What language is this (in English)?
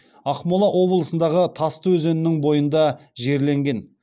Kazakh